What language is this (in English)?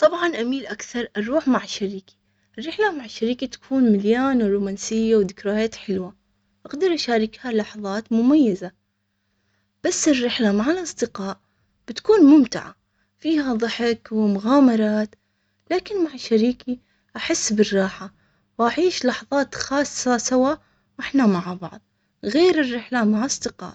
Omani Arabic